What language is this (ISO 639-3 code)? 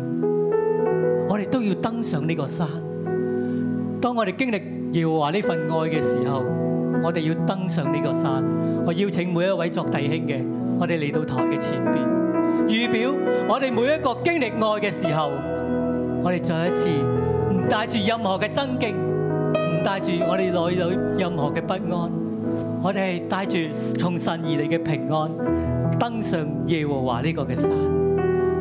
zho